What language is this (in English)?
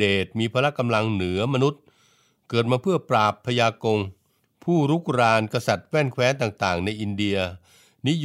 Thai